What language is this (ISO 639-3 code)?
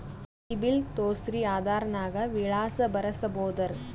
kan